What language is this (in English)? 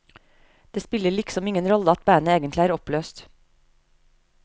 Norwegian